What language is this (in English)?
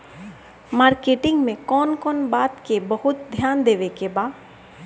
Bhojpuri